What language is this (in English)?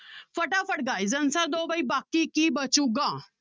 Punjabi